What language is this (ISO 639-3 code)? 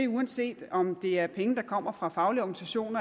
dan